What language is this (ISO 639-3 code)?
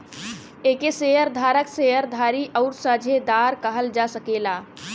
bho